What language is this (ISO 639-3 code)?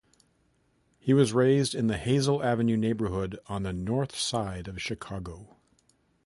eng